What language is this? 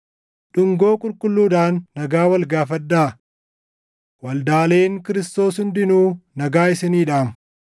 Oromo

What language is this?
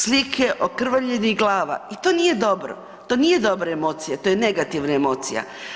Croatian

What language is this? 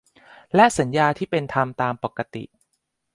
Thai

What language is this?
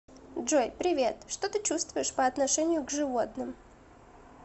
Russian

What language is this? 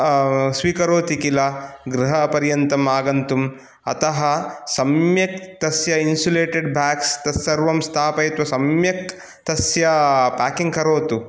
Sanskrit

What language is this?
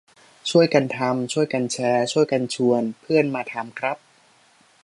Thai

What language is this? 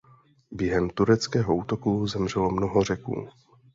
Czech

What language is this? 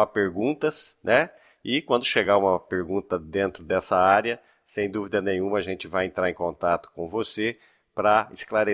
Portuguese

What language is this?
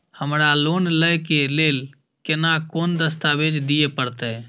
Maithili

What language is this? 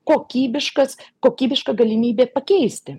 Lithuanian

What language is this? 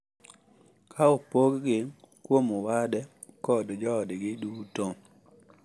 Luo (Kenya and Tanzania)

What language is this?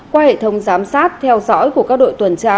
Vietnamese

